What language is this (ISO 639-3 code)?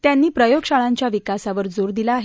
mar